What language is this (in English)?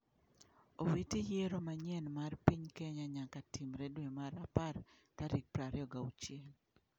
Luo (Kenya and Tanzania)